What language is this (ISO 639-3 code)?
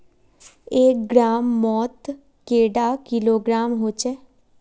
mag